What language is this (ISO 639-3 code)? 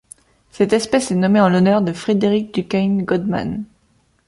fra